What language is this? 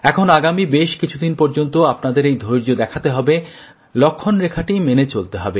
Bangla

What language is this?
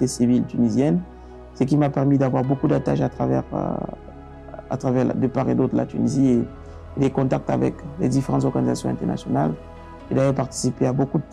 French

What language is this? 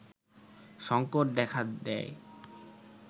Bangla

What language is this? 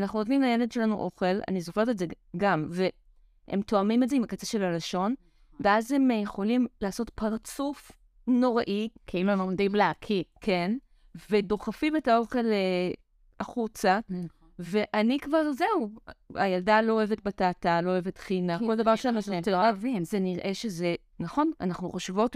Hebrew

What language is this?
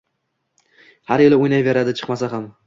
Uzbek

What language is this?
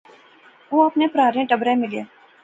Pahari-Potwari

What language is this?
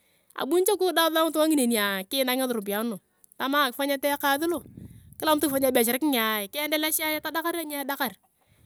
Turkana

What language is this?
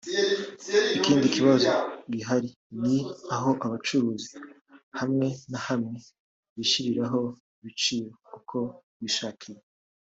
Kinyarwanda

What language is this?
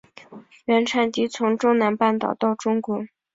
Chinese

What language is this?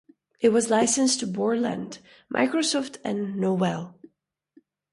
English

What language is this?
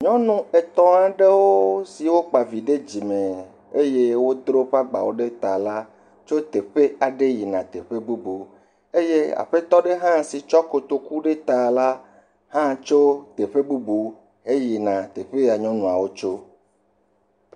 Ewe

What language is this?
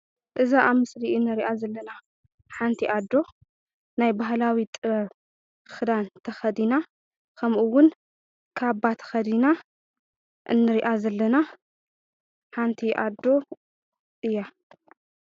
Tigrinya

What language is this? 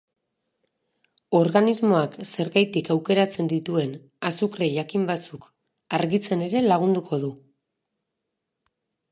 Basque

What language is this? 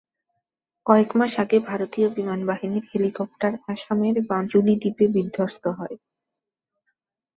Bangla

